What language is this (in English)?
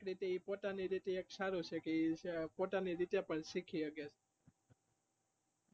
Gujarati